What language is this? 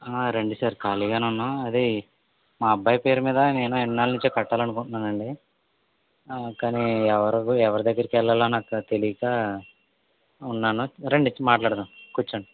Telugu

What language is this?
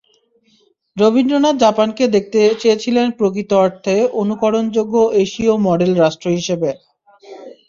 Bangla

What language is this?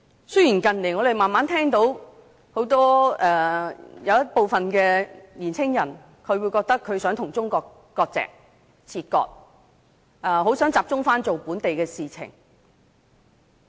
Cantonese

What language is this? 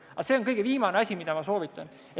Estonian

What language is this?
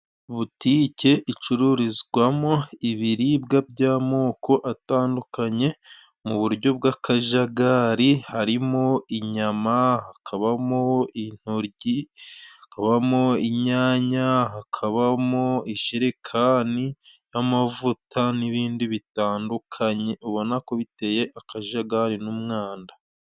Kinyarwanda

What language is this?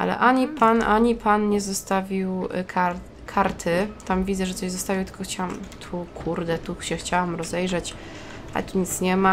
Polish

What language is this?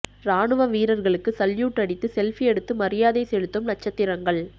Tamil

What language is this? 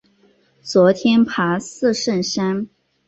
Chinese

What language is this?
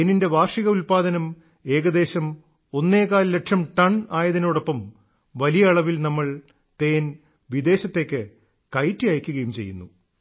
Malayalam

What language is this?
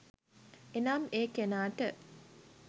Sinhala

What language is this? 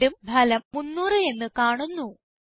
Malayalam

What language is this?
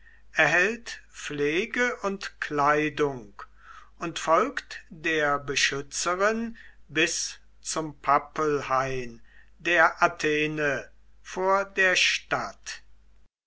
German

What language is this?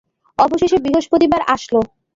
Bangla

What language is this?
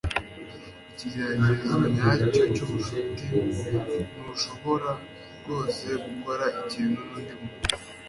Kinyarwanda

